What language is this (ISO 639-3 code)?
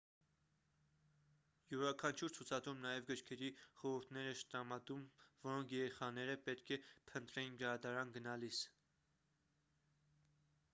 hye